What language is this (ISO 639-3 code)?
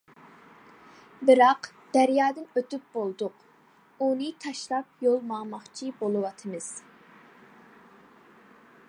uig